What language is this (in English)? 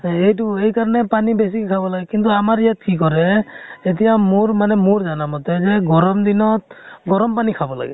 Assamese